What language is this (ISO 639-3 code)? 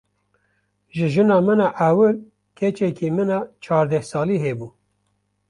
kur